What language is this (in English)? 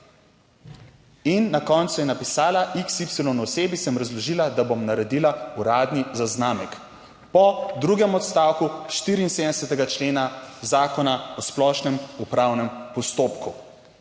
Slovenian